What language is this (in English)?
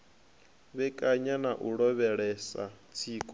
Venda